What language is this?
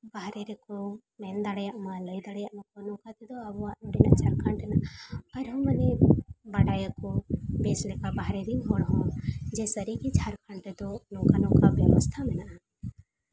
Santali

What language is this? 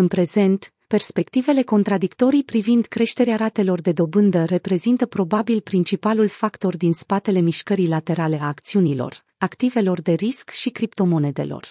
Romanian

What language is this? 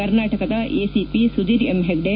Kannada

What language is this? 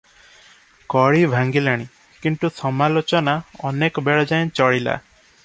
Odia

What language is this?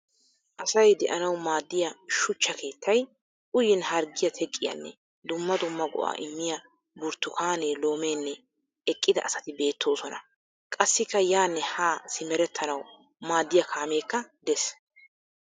Wolaytta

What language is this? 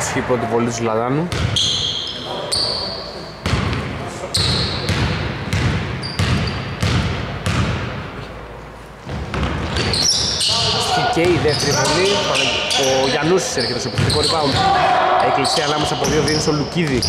Greek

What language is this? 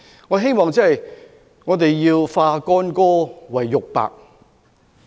Cantonese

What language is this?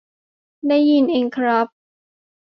Thai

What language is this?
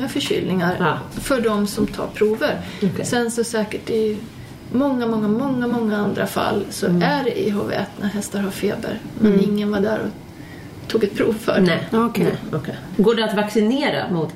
Swedish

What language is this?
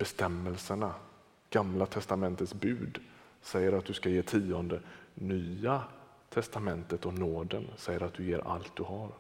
Swedish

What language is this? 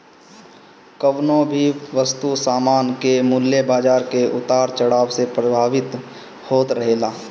Bhojpuri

